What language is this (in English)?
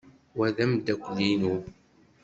Kabyle